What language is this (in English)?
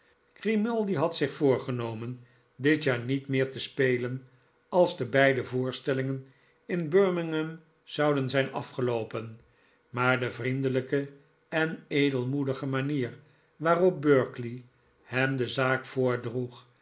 Dutch